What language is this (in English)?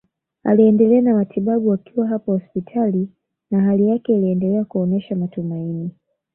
Swahili